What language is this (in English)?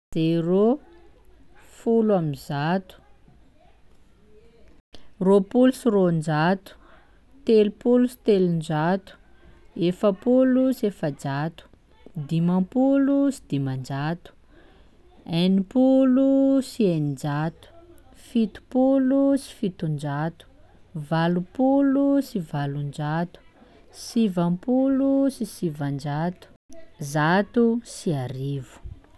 Sakalava Malagasy